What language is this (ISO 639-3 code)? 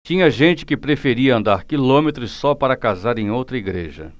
por